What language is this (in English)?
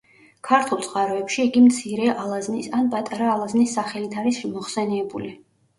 Georgian